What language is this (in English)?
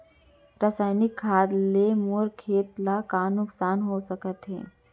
Chhattisgarhi